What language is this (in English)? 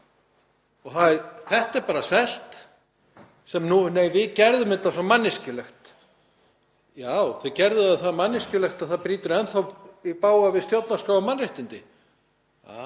Icelandic